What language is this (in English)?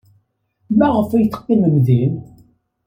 Kabyle